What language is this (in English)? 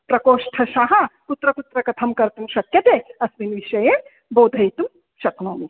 Sanskrit